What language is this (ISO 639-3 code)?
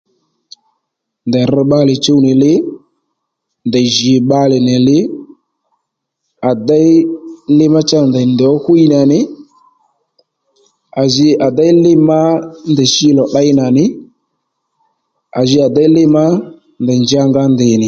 led